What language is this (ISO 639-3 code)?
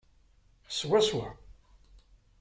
kab